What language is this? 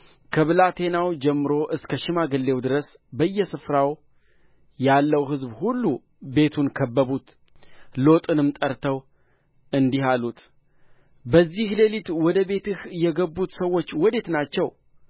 Amharic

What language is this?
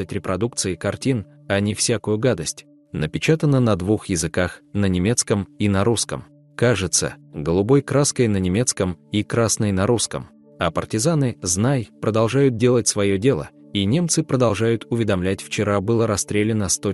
Russian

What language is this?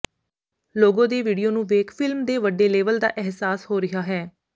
Punjabi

